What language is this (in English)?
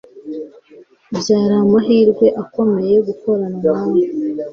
Kinyarwanda